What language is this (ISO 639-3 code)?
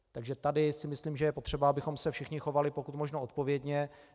ces